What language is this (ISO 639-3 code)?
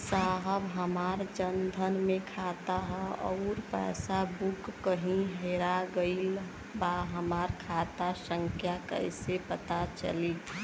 bho